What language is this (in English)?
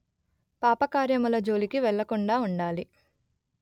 Telugu